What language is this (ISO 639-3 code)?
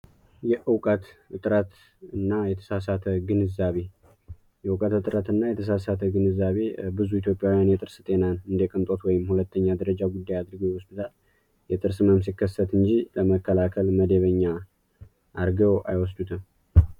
amh